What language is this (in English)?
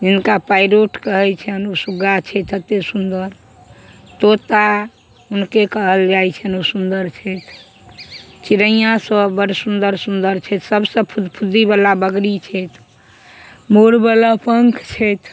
Maithili